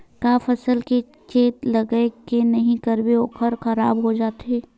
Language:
Chhattisgarhi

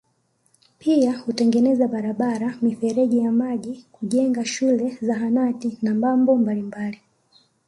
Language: Swahili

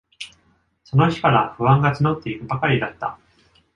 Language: Japanese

